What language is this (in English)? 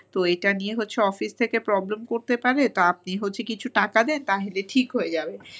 Bangla